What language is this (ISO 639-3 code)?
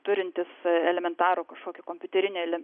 lit